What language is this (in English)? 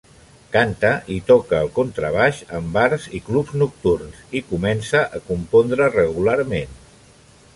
Catalan